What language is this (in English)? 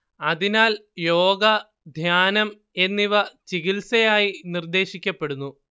Malayalam